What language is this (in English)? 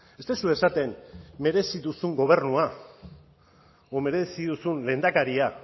Basque